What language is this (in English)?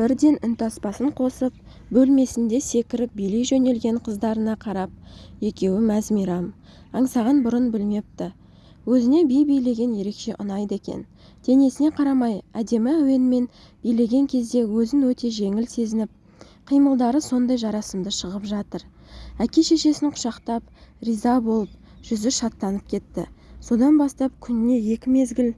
Turkish